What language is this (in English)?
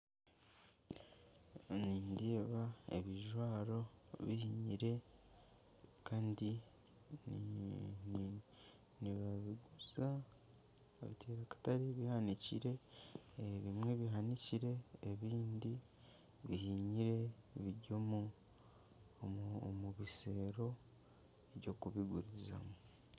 Nyankole